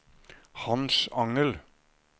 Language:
Norwegian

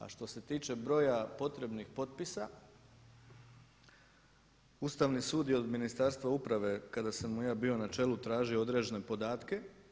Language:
Croatian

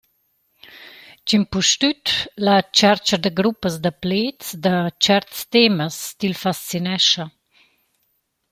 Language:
Romansh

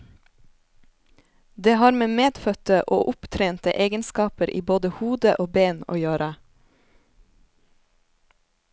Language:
Norwegian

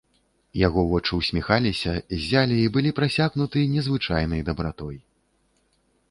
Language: Belarusian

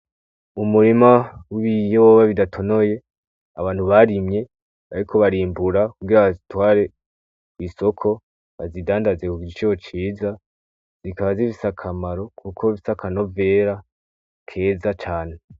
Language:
Rundi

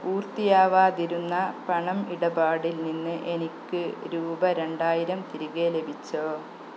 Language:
Malayalam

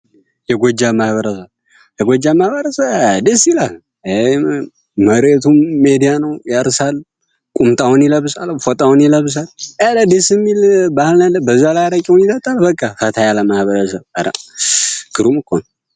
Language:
Amharic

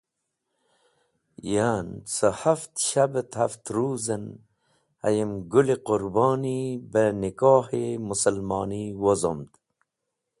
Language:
Wakhi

